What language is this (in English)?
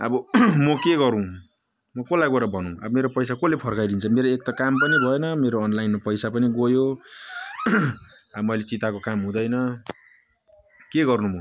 Nepali